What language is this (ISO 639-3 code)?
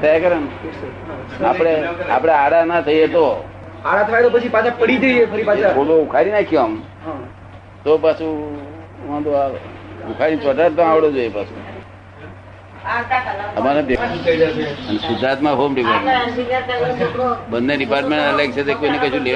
guj